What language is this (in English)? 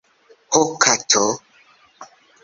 Esperanto